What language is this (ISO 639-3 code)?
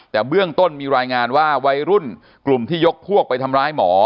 tha